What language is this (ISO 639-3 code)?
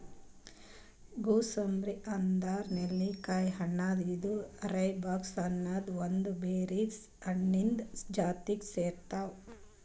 kan